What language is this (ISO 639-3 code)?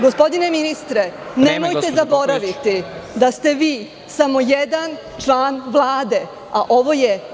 srp